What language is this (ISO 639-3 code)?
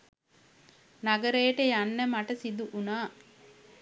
sin